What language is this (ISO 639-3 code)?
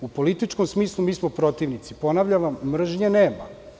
srp